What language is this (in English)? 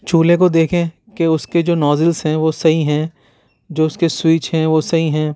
Urdu